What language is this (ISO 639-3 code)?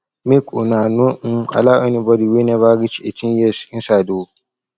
pcm